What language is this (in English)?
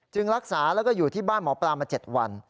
Thai